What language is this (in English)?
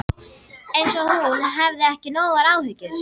Icelandic